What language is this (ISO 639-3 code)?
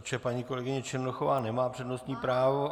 ces